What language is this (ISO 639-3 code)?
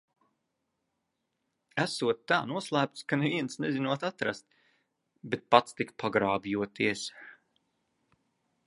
lav